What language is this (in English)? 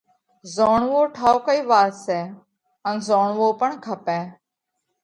Parkari Koli